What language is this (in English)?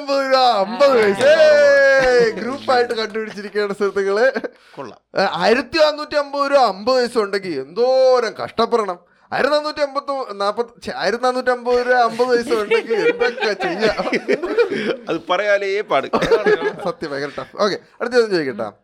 Malayalam